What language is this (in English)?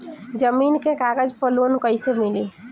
Bhojpuri